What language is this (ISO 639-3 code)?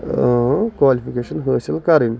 kas